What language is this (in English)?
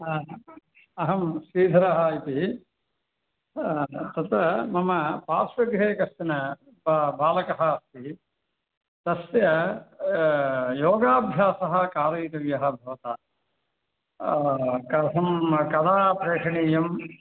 Sanskrit